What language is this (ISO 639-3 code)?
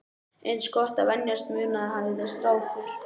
isl